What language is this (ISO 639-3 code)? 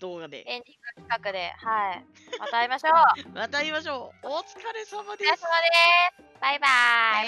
jpn